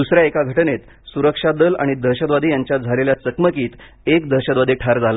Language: Marathi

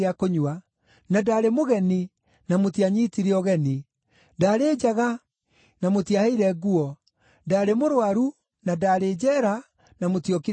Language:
Kikuyu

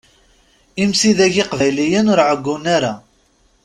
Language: Kabyle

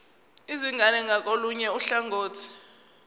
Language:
Zulu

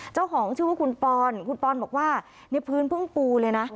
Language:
Thai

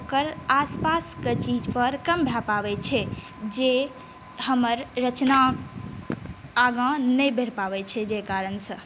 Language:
Maithili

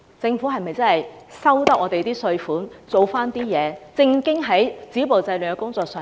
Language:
Cantonese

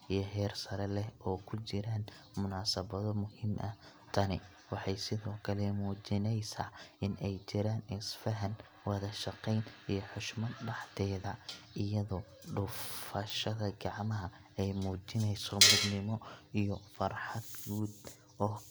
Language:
Somali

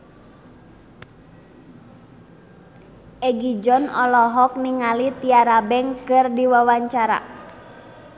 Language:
Sundanese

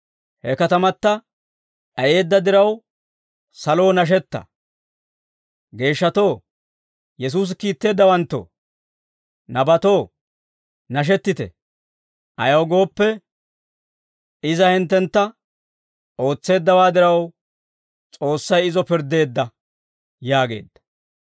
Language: Dawro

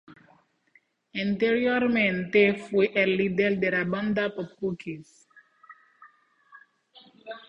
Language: Spanish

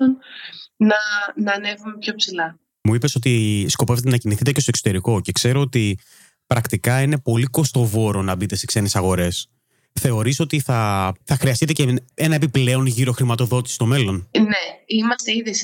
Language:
Greek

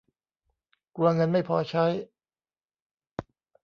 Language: Thai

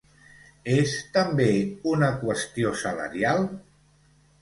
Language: Catalan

